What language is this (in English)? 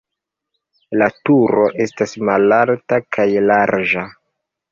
Esperanto